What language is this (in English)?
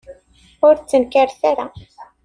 Kabyle